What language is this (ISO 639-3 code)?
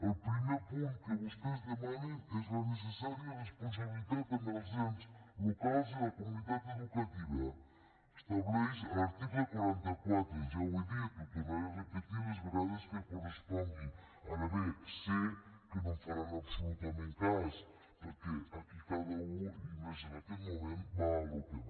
cat